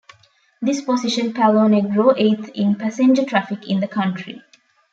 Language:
English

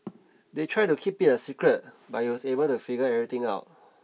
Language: English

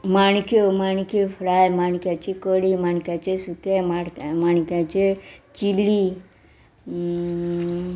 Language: Konkani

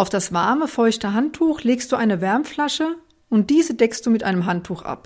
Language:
German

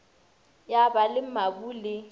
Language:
Northern Sotho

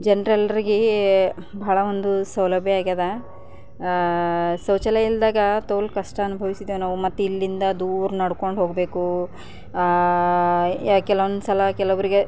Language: Kannada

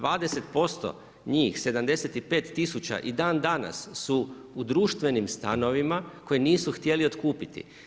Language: Croatian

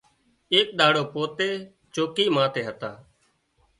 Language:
Wadiyara Koli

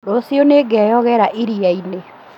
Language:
Kikuyu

